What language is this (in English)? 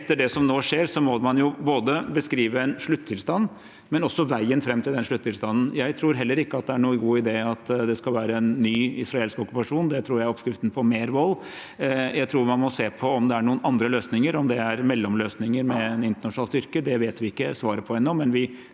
Norwegian